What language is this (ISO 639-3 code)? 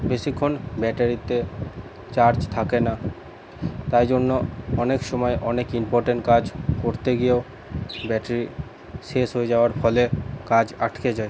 ben